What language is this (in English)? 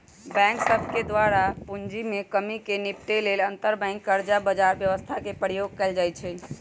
Magahi